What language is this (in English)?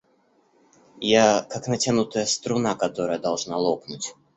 Russian